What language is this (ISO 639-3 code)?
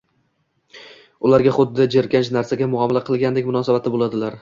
uzb